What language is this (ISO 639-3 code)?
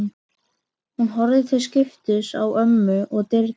isl